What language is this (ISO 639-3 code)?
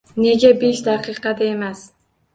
uzb